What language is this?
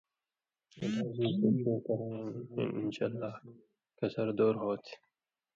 Indus Kohistani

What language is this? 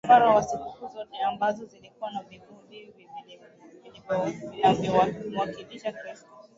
Swahili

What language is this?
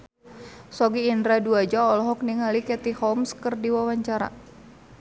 Sundanese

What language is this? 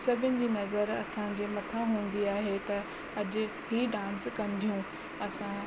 Sindhi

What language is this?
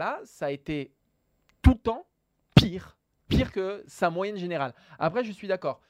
French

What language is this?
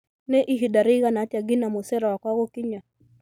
Kikuyu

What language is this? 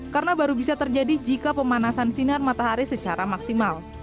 Indonesian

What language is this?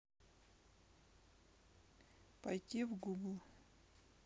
Russian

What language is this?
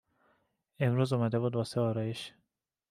Persian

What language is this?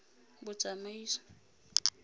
Tswana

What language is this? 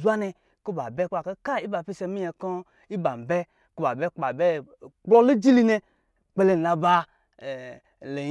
Lijili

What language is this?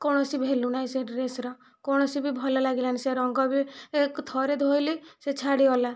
Odia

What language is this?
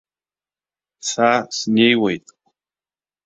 Abkhazian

